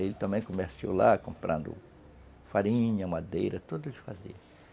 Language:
Portuguese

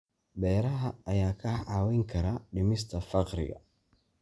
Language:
Somali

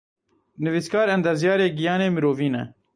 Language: Kurdish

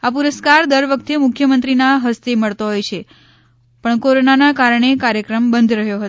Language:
Gujarati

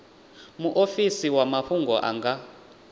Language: Venda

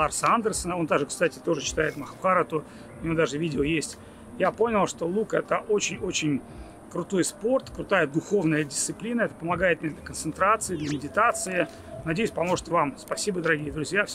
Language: Russian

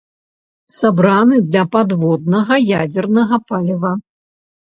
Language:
Belarusian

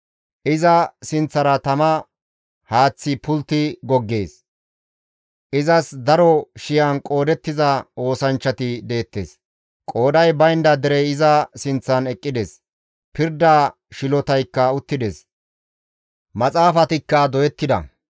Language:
Gamo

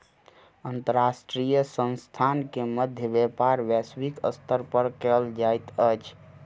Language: Maithili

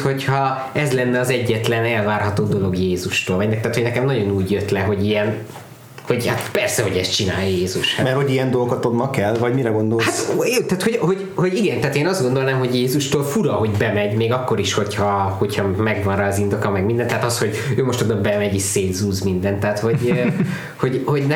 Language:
Hungarian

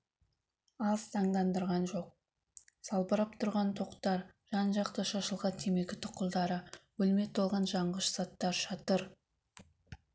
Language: Kazakh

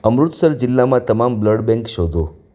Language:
Gujarati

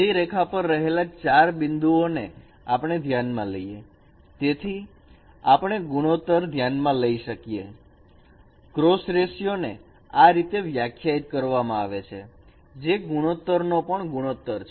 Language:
Gujarati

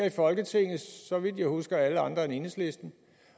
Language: Danish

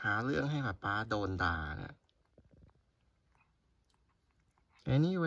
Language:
Thai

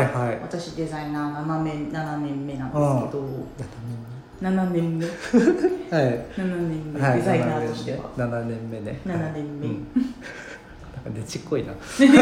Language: Japanese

